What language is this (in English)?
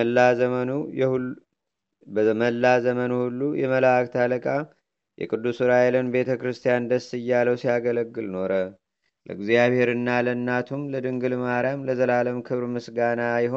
Amharic